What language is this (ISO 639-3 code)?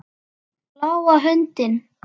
isl